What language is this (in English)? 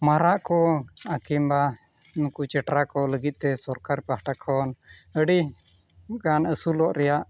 Santali